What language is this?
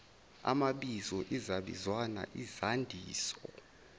Zulu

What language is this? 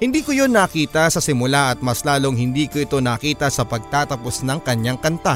Filipino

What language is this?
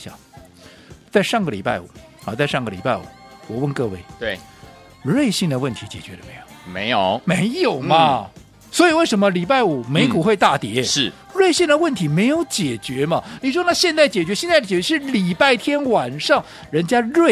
Chinese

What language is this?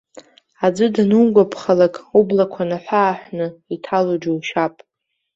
Abkhazian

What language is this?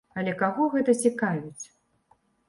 Belarusian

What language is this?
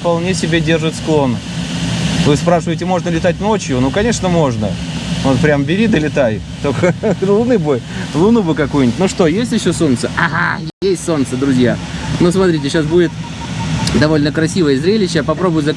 Russian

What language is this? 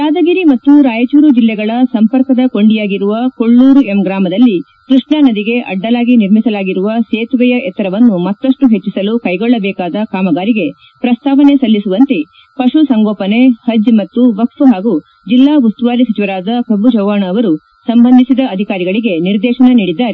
Kannada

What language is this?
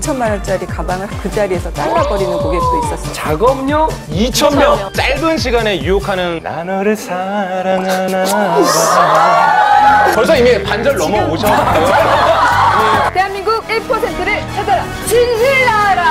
Korean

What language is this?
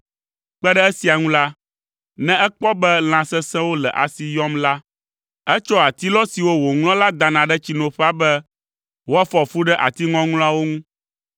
Ewe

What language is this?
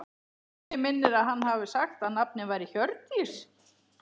Icelandic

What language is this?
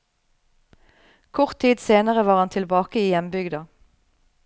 Norwegian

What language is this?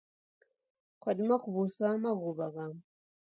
Taita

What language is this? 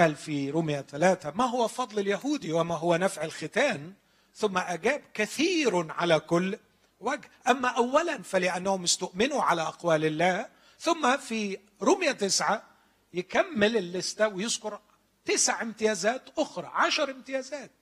Arabic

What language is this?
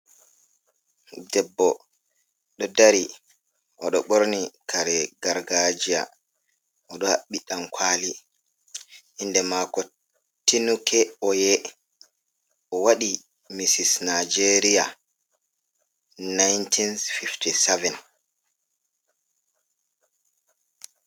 Fula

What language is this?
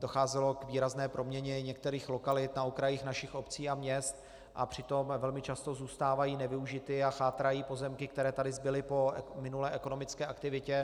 Czech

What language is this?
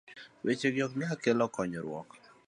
Luo (Kenya and Tanzania)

